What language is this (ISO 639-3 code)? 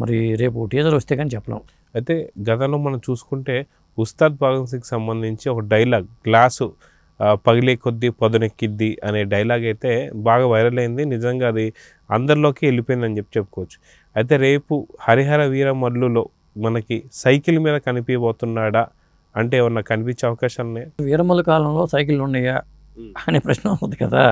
tel